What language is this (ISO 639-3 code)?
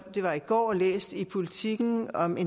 dan